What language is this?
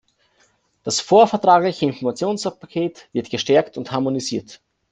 German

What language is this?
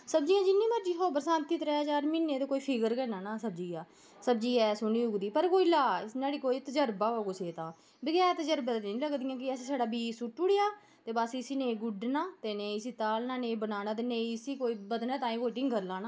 Dogri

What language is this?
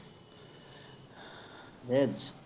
Assamese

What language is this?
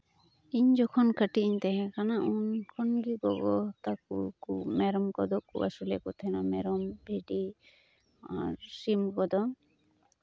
Santali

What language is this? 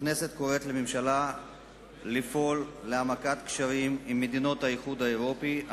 Hebrew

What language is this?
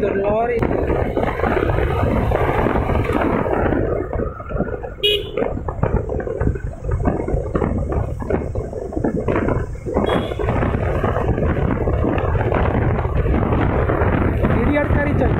Thai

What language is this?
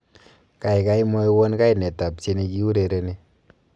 Kalenjin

